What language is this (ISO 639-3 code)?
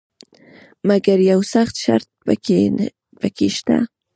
pus